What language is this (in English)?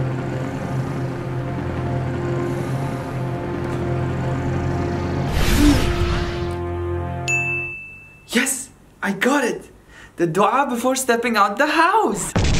English